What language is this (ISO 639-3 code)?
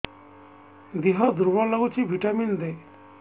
ori